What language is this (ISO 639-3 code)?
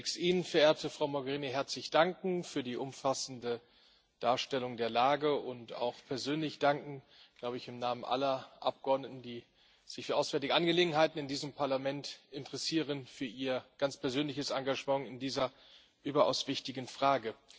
deu